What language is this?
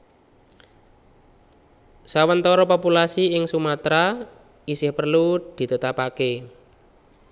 Javanese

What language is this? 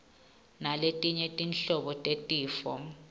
Swati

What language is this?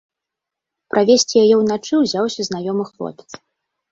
Belarusian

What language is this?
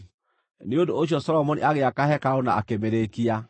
Kikuyu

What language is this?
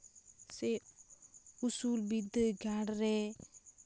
Santali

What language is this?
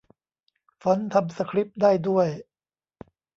Thai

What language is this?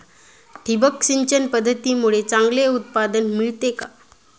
Marathi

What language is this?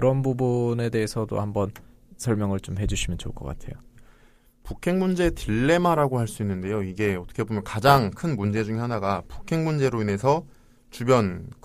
Korean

